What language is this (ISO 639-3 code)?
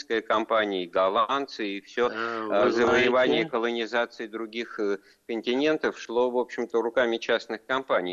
rus